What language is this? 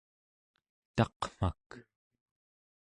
Central Yupik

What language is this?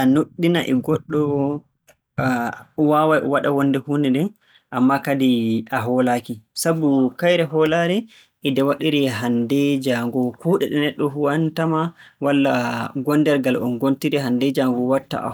Borgu Fulfulde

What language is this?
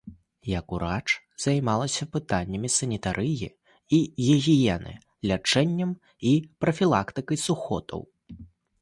Belarusian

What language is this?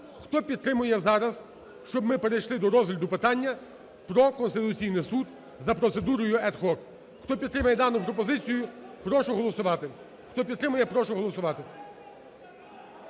Ukrainian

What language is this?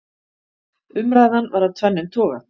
Icelandic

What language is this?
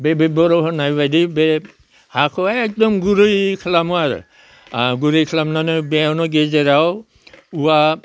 Bodo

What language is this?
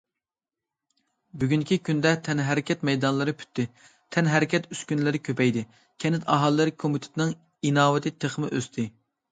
Uyghur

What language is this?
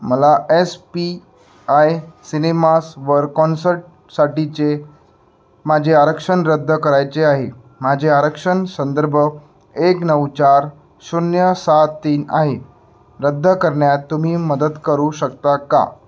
Marathi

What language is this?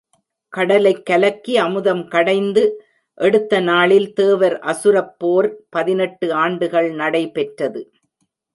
Tamil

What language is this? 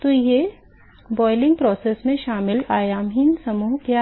Hindi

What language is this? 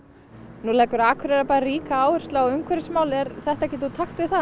Icelandic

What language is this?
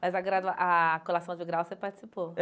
Portuguese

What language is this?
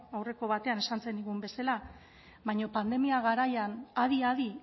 Basque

